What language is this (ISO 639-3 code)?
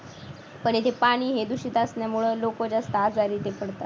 mar